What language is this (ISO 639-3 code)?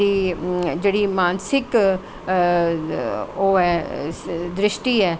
doi